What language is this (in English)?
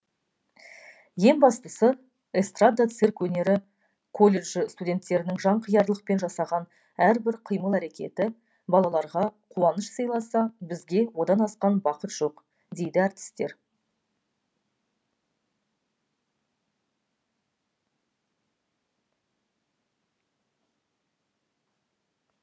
Kazakh